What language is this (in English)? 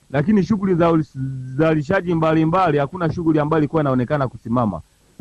Swahili